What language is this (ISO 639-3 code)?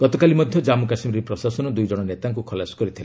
ori